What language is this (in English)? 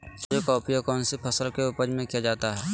Magahi